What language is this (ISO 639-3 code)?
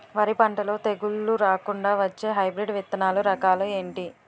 tel